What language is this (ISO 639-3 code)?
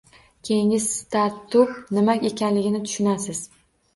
uzb